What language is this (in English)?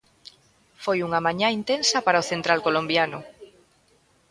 Galician